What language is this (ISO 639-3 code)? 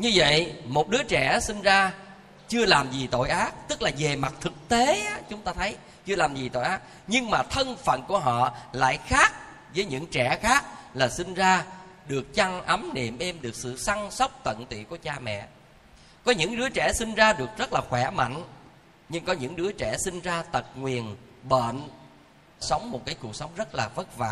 vie